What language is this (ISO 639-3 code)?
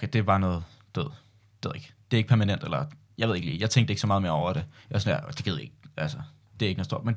dan